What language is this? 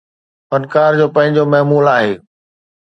Sindhi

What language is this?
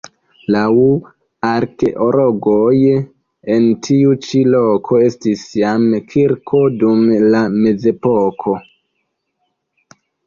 Esperanto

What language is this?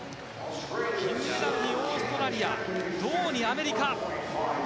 Japanese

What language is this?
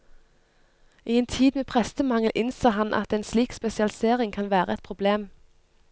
Norwegian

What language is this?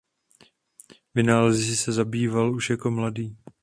Czech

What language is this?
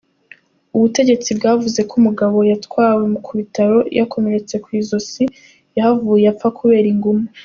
Kinyarwanda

